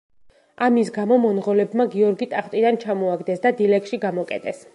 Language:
Georgian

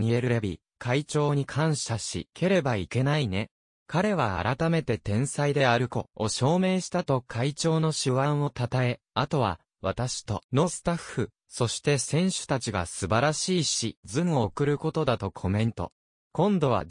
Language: Japanese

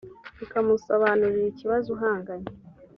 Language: Kinyarwanda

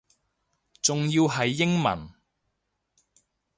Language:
Cantonese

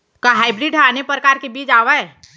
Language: Chhattisgarhi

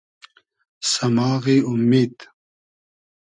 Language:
Hazaragi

